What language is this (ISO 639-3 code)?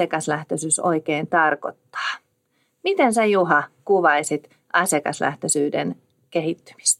fin